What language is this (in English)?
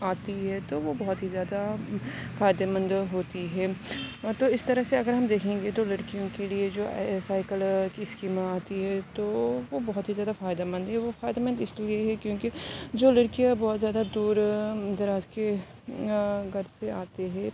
Urdu